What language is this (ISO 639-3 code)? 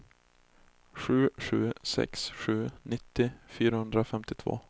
swe